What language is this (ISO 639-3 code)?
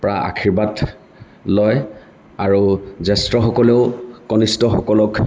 asm